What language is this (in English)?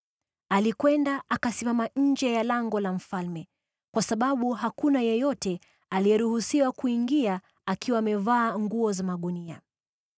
Swahili